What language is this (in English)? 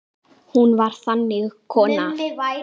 Icelandic